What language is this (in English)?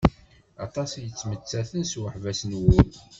Kabyle